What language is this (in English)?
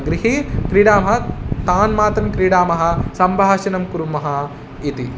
Sanskrit